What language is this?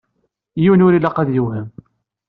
Kabyle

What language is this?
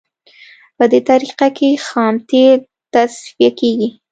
Pashto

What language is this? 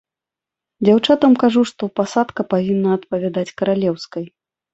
Belarusian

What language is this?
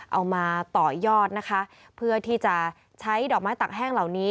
Thai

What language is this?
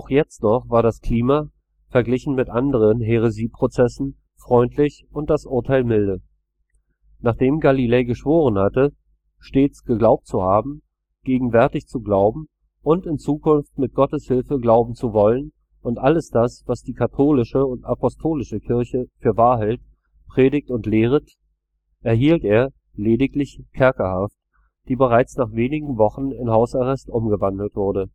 German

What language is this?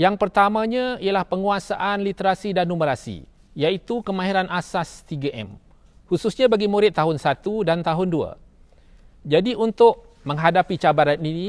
Malay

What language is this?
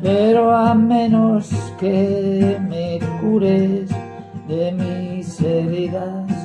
Spanish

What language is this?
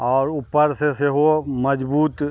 Maithili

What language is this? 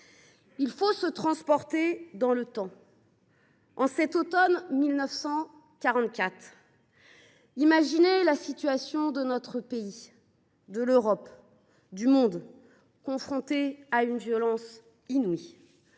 French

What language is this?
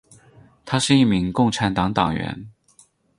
Chinese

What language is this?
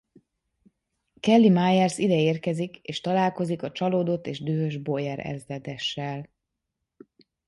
Hungarian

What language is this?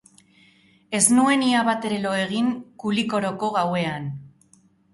Basque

